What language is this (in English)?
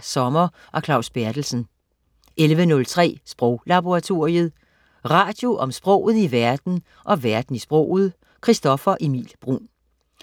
Danish